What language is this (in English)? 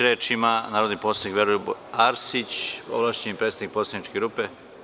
Serbian